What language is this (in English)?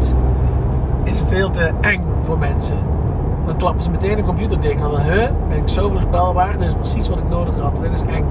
Dutch